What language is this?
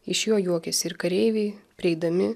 Lithuanian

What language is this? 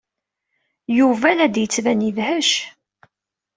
Kabyle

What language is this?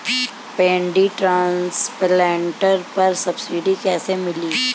Bhojpuri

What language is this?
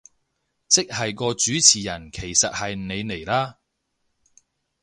Cantonese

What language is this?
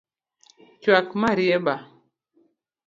Luo (Kenya and Tanzania)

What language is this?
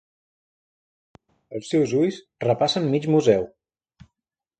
Catalan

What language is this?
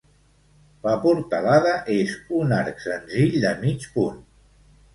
Catalan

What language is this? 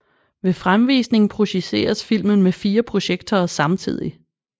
Danish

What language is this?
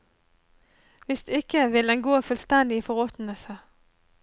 Norwegian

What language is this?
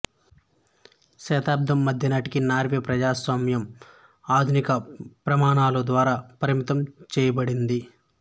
Telugu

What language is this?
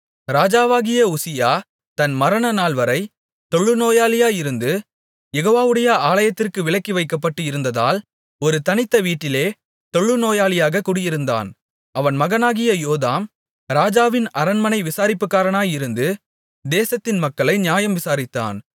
Tamil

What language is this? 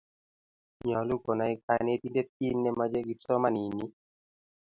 Kalenjin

